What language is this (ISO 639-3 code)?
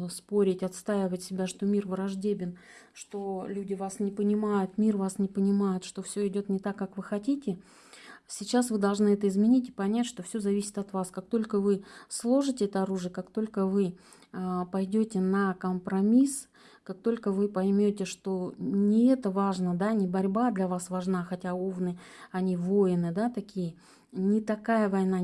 rus